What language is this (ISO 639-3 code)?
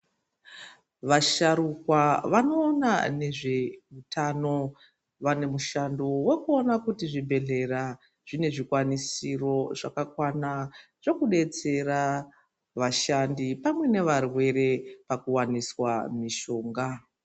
ndc